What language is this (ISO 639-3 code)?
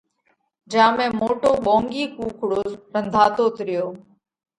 kvx